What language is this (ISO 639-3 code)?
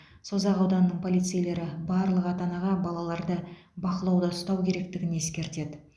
kaz